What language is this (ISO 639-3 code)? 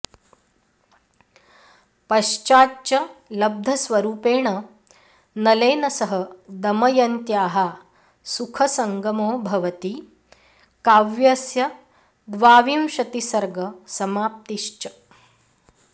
san